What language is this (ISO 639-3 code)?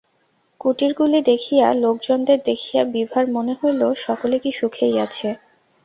ben